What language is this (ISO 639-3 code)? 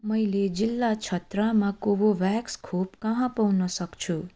nep